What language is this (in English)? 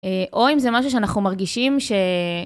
Hebrew